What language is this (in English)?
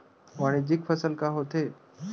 Chhattisgarhi